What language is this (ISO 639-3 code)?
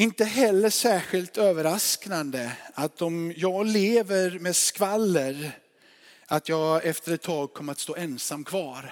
swe